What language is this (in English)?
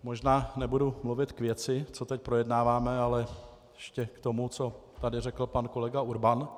Czech